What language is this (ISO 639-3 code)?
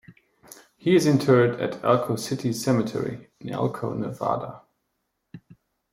eng